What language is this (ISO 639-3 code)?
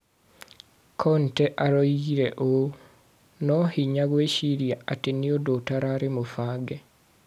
kik